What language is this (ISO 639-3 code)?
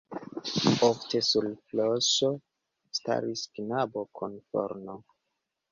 epo